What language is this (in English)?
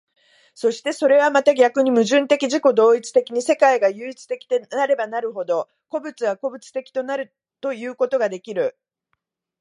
Japanese